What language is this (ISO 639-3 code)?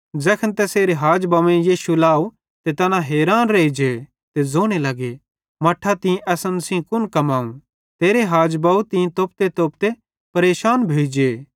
bhd